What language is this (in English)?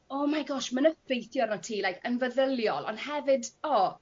Welsh